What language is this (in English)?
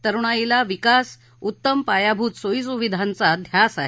Marathi